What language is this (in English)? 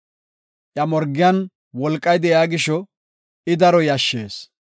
Gofa